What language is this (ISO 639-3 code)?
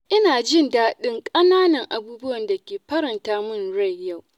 hau